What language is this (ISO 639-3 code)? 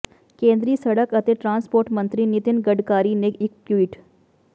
pan